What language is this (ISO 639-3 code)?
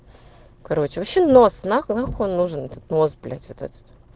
rus